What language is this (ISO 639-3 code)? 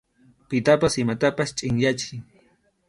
qxu